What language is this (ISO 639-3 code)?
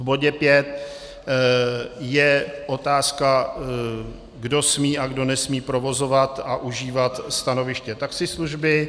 ces